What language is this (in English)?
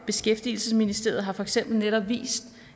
Danish